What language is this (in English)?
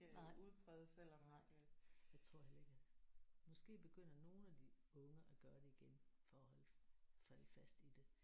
Danish